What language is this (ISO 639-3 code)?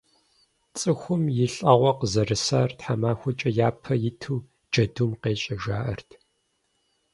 kbd